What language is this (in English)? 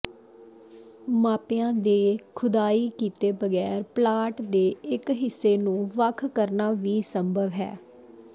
Punjabi